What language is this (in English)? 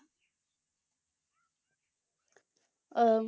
Punjabi